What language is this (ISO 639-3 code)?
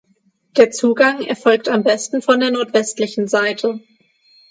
deu